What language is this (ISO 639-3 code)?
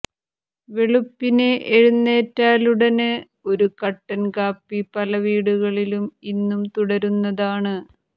mal